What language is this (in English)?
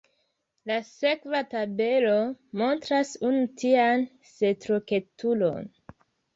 Esperanto